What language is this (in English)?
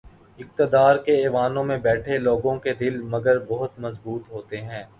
Urdu